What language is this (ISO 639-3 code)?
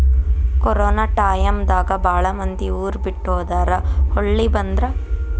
kan